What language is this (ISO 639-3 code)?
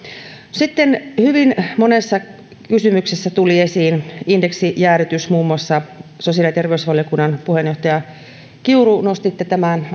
fin